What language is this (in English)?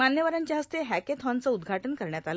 Marathi